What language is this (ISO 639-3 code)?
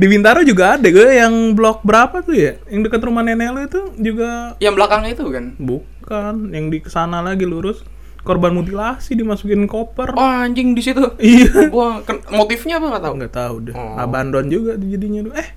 ind